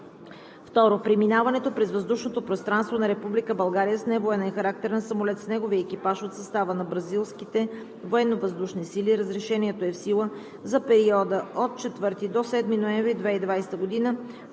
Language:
Bulgarian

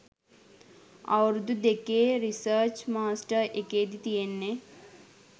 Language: Sinhala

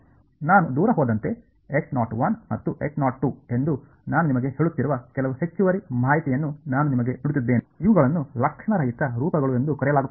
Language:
Kannada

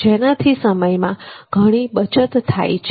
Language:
Gujarati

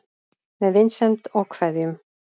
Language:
Icelandic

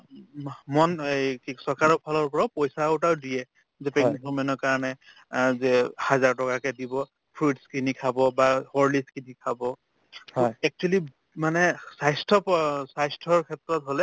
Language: Assamese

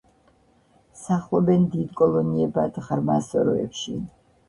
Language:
Georgian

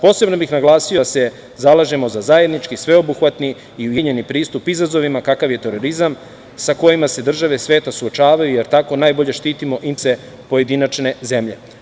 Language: Serbian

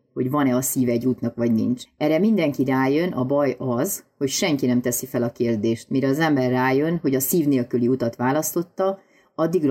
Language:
Hungarian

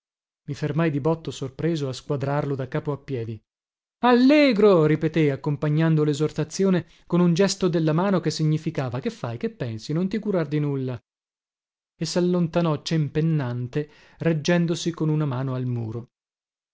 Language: Italian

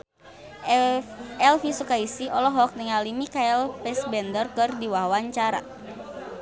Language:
Sundanese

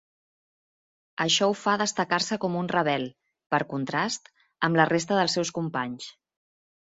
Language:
Catalan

